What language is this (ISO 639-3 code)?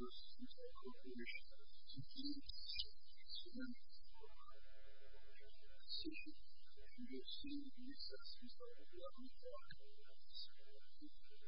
eng